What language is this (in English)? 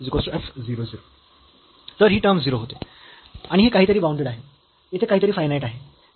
Marathi